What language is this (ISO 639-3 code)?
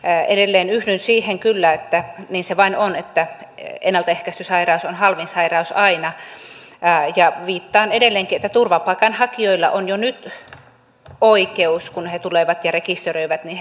fin